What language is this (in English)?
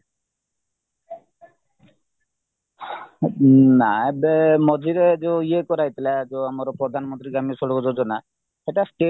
Odia